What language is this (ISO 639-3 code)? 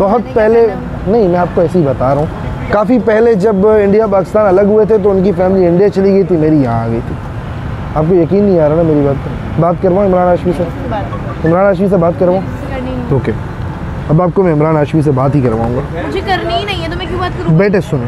hin